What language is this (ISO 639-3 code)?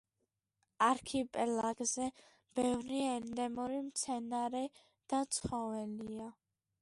kat